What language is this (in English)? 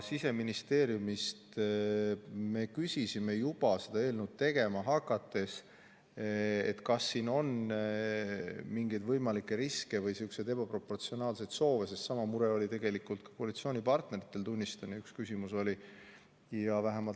Estonian